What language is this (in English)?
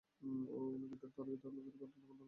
Bangla